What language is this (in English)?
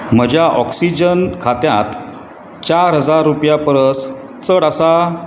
Konkani